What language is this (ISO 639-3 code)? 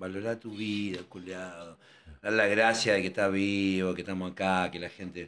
spa